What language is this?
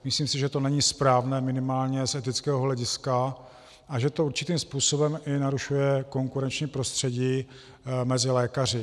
Czech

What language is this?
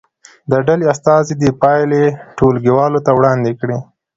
Pashto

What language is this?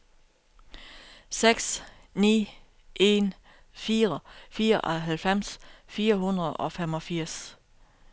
Danish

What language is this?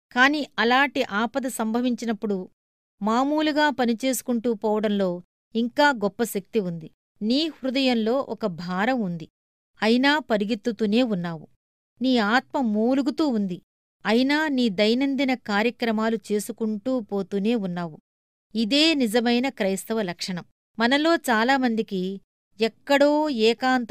Telugu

